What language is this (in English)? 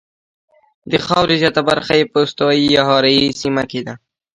Pashto